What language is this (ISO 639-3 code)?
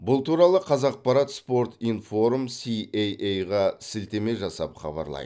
kaz